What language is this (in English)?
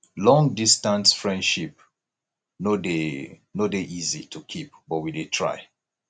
Nigerian Pidgin